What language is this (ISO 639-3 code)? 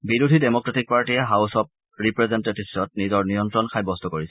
asm